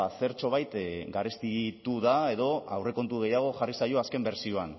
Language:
Basque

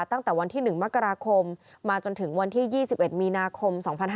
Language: Thai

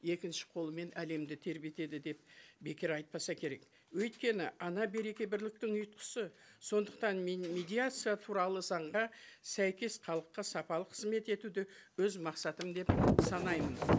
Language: Kazakh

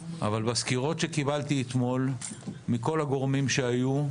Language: Hebrew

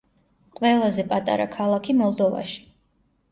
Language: Georgian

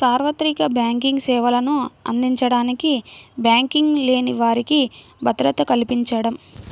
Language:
Telugu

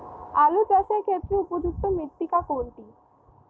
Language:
Bangla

